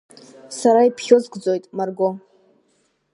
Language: Abkhazian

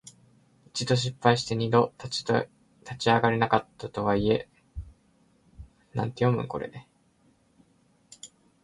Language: Japanese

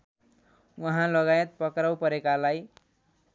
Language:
Nepali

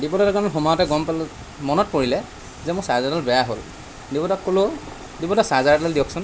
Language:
Assamese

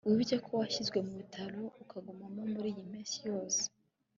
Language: Kinyarwanda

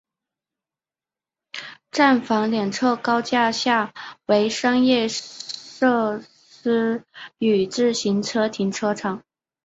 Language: Chinese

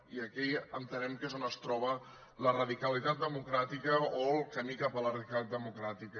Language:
Catalan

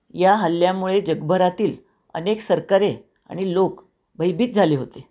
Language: Marathi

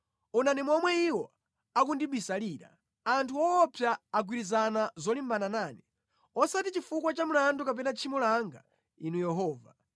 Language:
Nyanja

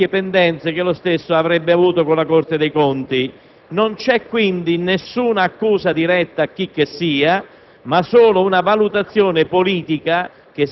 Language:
Italian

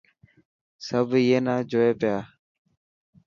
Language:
Dhatki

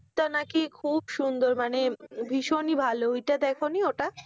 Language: Bangla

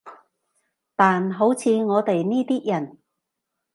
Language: Cantonese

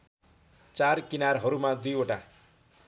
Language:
Nepali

